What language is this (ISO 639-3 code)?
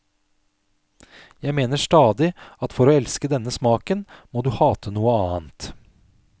nor